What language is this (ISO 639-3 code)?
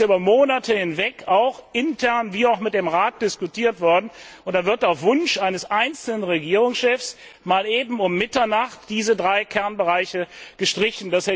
deu